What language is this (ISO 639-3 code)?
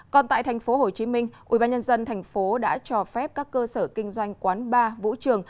vie